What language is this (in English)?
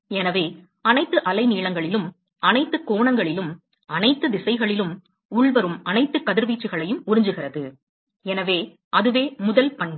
Tamil